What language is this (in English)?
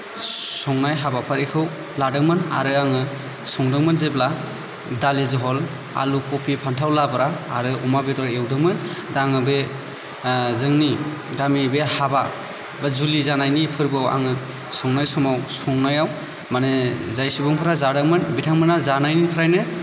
Bodo